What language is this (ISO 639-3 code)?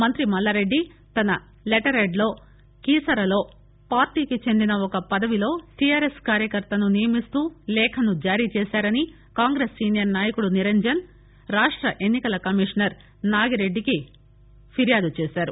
tel